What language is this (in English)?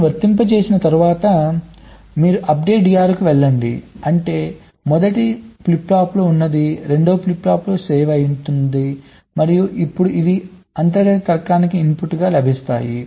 Telugu